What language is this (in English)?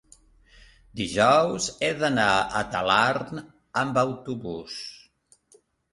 Catalan